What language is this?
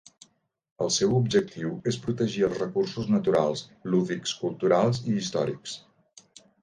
Catalan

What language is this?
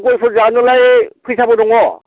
Bodo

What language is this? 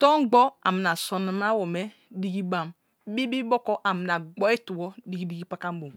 Kalabari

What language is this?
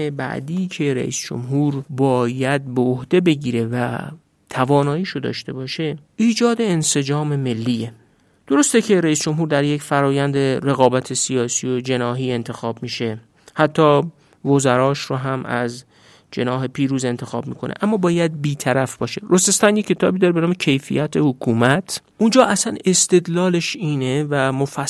Persian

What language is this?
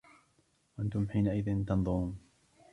Arabic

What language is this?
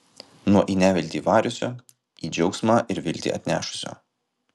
Lithuanian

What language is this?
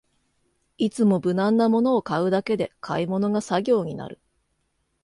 Japanese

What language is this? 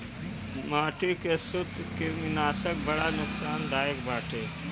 Bhojpuri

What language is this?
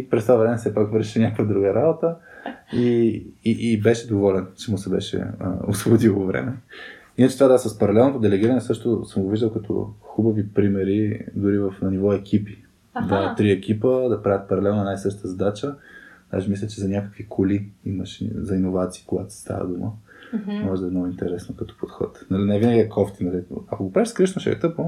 Bulgarian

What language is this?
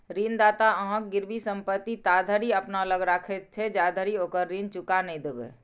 Maithili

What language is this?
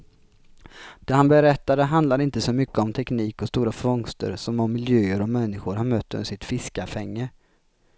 Swedish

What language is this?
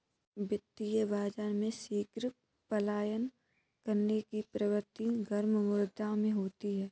Hindi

